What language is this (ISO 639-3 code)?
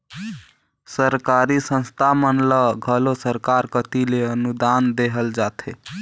hne